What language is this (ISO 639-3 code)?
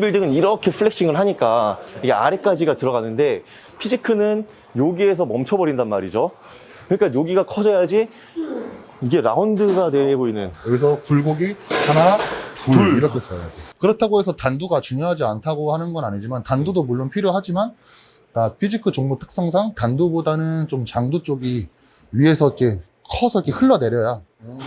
kor